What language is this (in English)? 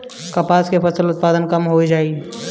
Bhojpuri